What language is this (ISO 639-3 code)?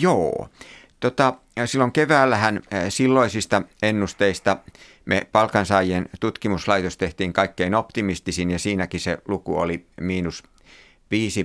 fin